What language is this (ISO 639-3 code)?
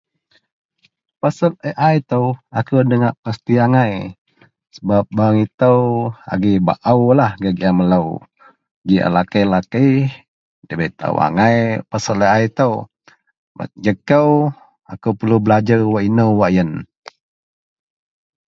mel